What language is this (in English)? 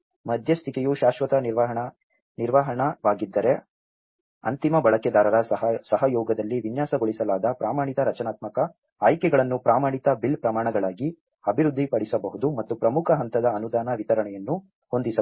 Kannada